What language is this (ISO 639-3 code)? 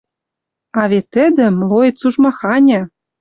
mrj